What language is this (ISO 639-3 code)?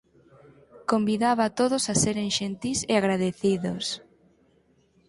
glg